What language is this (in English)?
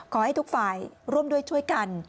Thai